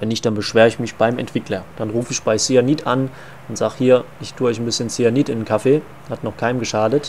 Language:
German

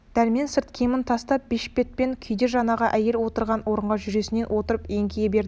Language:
Kazakh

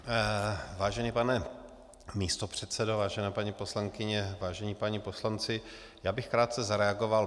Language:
Czech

